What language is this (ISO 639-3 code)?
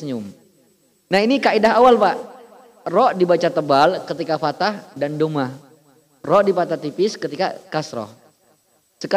ind